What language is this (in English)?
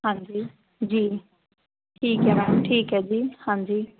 Punjabi